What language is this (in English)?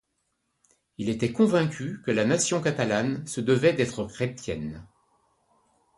French